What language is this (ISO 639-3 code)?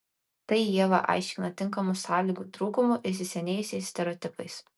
lit